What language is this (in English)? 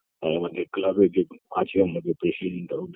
Bangla